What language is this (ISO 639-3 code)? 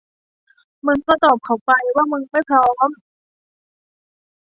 tha